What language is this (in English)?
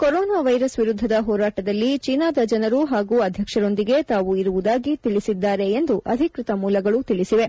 Kannada